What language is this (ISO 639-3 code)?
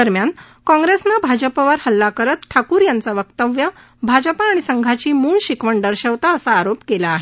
mar